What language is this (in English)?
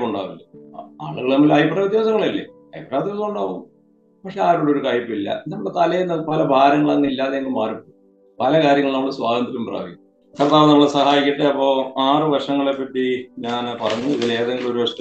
Malayalam